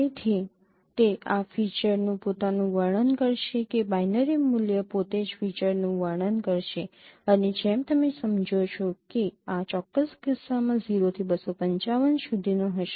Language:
Gujarati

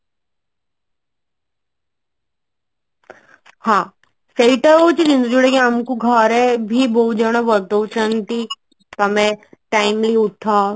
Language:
Odia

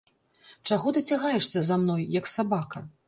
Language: Belarusian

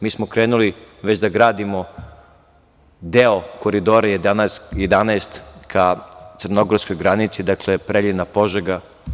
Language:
Serbian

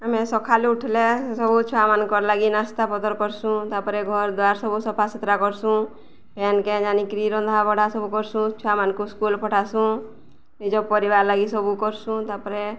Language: Odia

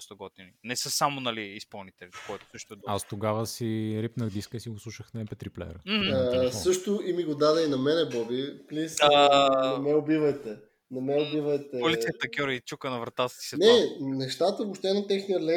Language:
Bulgarian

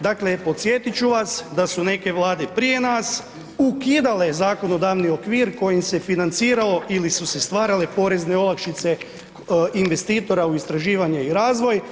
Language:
Croatian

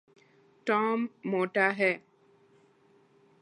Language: Urdu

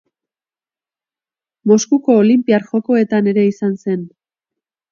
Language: Basque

